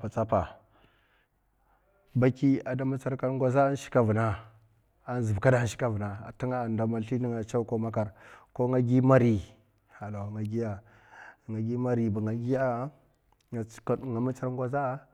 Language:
Mafa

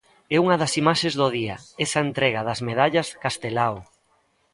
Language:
Galician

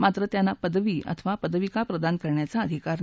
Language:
Marathi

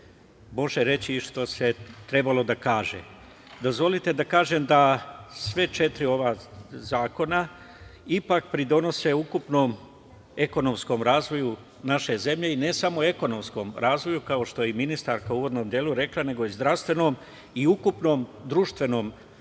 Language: Serbian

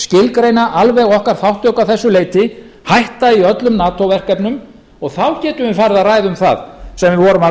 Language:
Icelandic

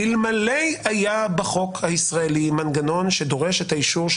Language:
Hebrew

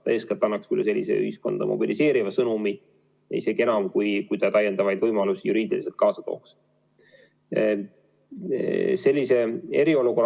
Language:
Estonian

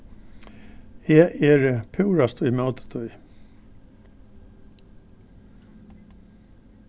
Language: Faroese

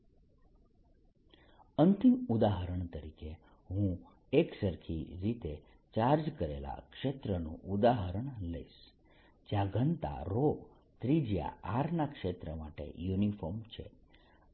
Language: Gujarati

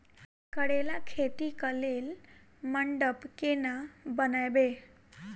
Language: Maithili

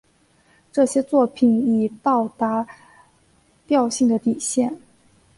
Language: Chinese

